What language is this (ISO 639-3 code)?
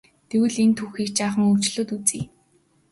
mon